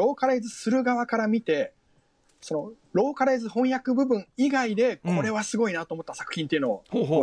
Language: Japanese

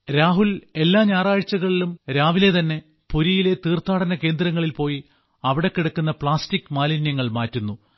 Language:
Malayalam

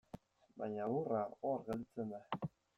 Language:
Basque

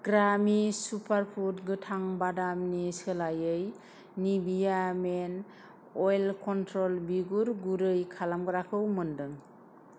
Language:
Bodo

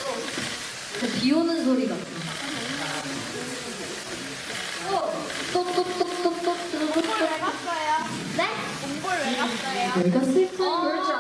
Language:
Korean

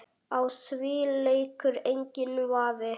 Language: Icelandic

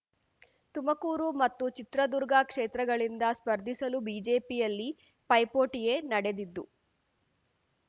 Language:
Kannada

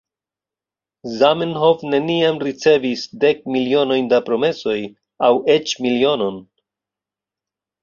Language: Esperanto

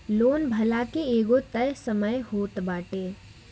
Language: Bhojpuri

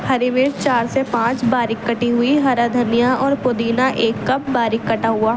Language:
Urdu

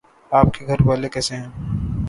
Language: Urdu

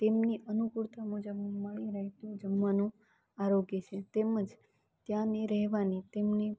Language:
Gujarati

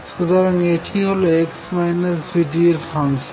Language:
Bangla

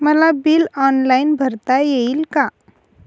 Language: Marathi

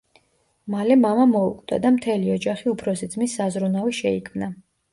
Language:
Georgian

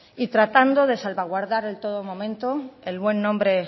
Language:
Spanish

